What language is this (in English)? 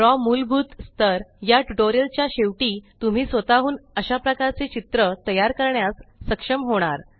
Marathi